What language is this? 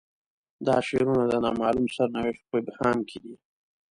Pashto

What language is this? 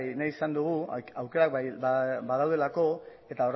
Basque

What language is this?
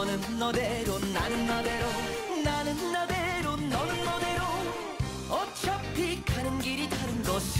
Korean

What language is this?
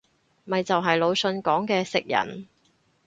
Cantonese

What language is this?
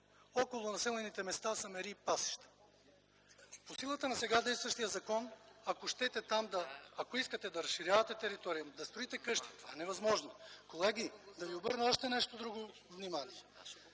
Bulgarian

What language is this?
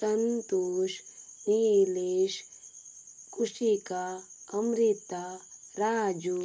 Konkani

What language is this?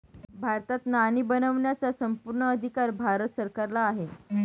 Marathi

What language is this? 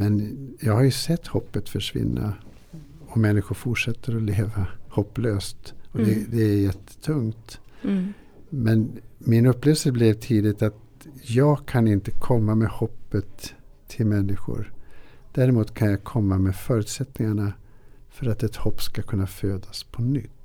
Swedish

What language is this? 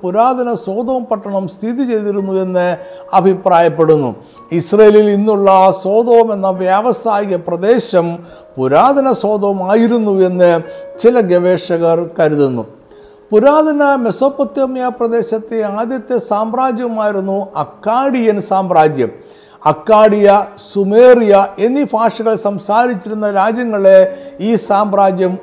Malayalam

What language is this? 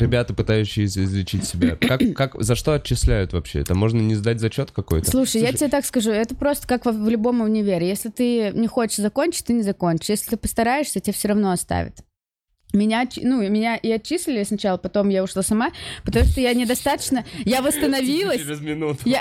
Russian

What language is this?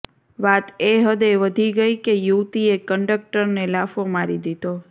Gujarati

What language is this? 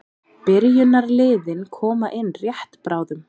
Icelandic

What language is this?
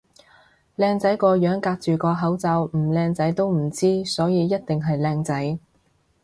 Cantonese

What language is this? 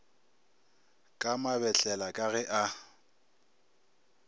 Northern Sotho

